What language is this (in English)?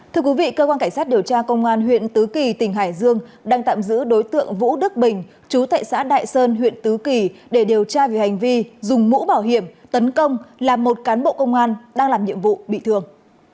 Vietnamese